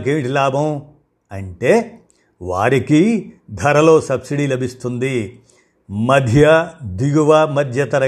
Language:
Telugu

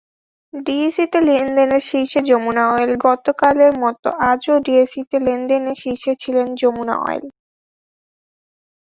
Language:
Bangla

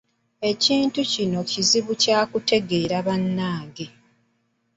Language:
Ganda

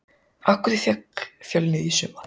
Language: Icelandic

